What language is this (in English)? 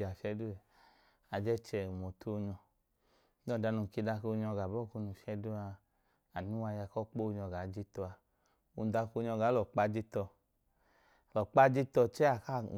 Idoma